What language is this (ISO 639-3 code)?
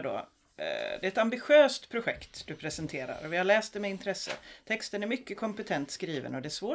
swe